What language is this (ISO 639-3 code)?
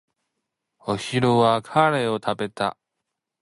jpn